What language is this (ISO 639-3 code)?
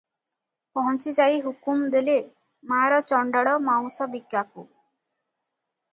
ori